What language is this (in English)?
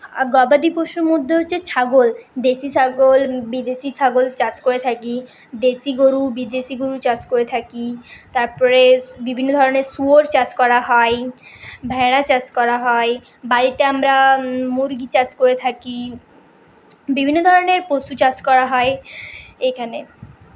Bangla